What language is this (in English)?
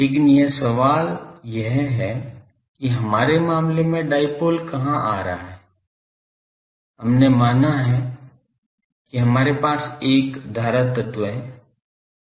Hindi